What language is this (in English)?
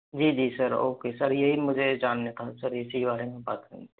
Hindi